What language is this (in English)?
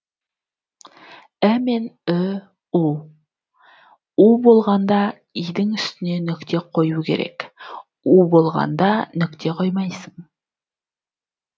Kazakh